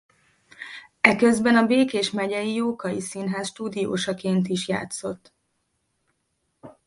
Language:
Hungarian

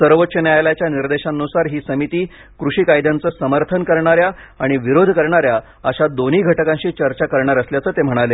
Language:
Marathi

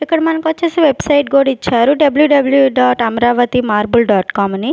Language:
Telugu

